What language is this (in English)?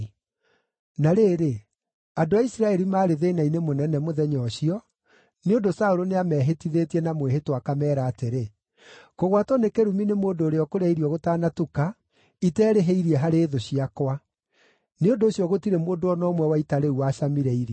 Kikuyu